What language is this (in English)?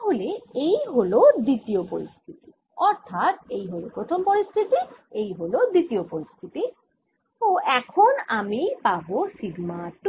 Bangla